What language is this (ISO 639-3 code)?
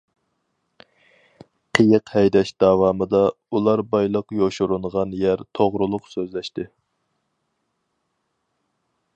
uig